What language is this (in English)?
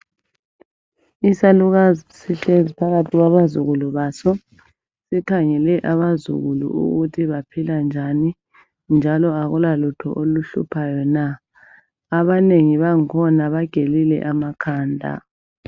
North Ndebele